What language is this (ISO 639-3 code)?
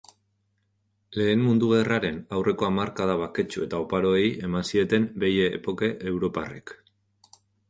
eus